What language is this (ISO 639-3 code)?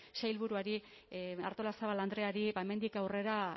eus